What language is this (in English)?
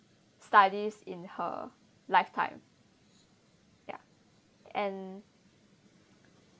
English